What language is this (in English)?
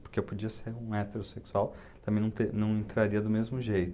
Portuguese